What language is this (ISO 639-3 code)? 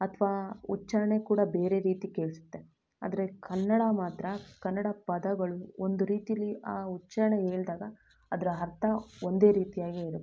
kan